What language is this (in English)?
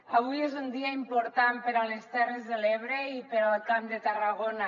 Catalan